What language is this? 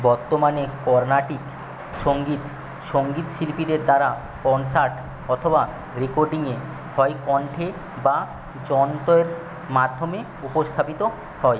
Bangla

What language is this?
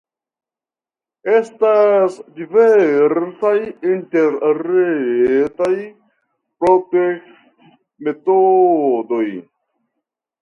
Esperanto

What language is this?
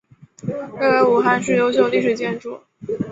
Chinese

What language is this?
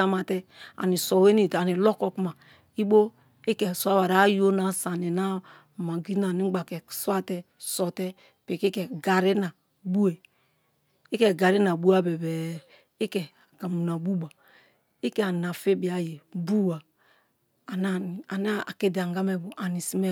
Kalabari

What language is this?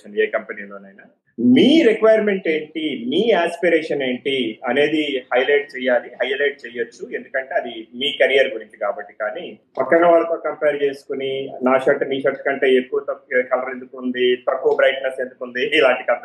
Telugu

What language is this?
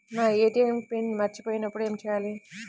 Telugu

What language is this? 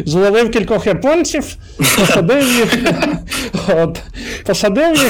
Ukrainian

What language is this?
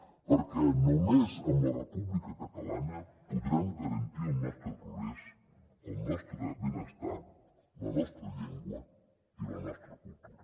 Catalan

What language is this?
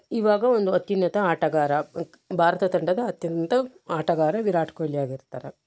Kannada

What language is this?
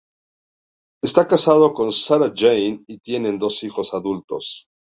Spanish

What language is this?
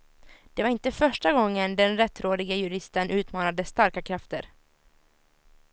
Swedish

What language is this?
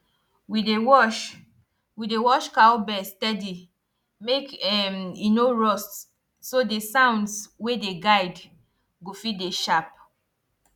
Nigerian Pidgin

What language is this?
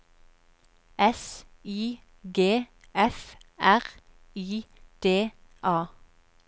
Norwegian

